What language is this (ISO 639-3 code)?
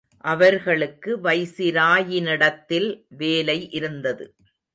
tam